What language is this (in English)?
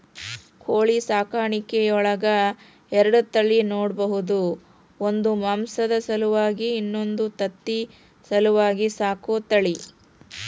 Kannada